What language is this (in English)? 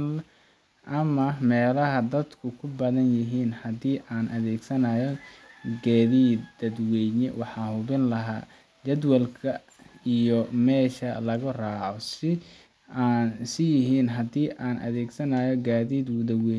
Somali